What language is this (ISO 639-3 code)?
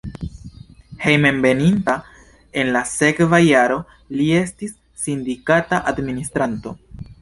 epo